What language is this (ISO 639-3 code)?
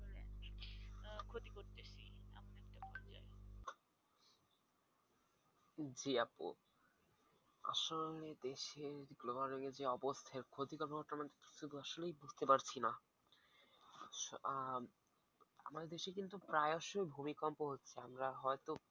ben